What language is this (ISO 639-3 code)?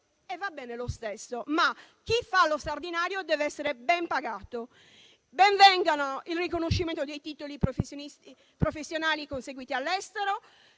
ita